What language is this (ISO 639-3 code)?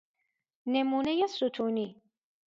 fas